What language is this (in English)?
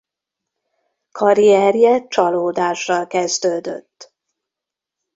Hungarian